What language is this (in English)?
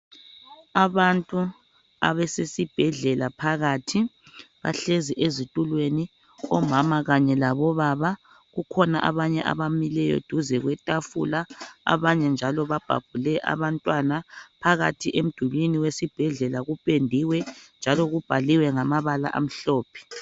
North Ndebele